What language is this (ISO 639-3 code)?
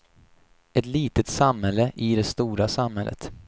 swe